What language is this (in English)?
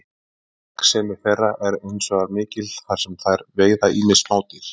Icelandic